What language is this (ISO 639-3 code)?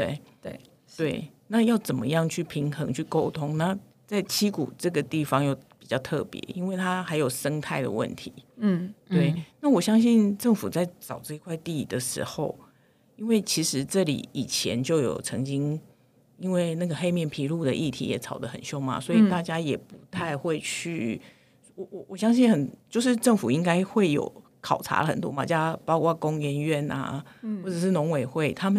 zho